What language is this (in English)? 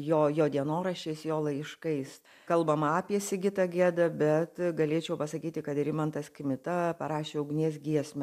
Lithuanian